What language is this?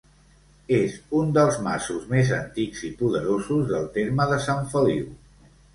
Catalan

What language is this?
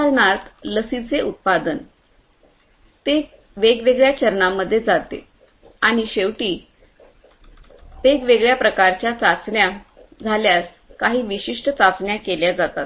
Marathi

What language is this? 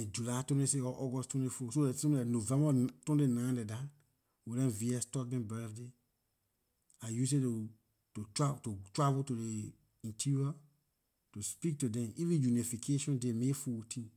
Liberian English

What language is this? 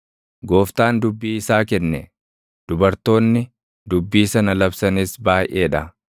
Oromo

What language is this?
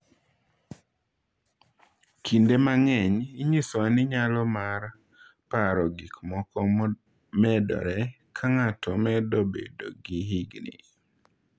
Luo (Kenya and Tanzania)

